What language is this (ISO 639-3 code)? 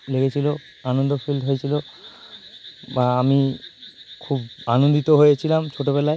ben